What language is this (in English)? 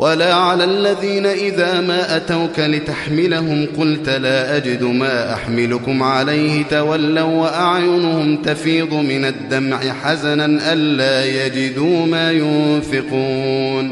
Arabic